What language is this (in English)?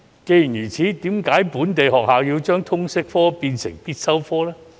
Cantonese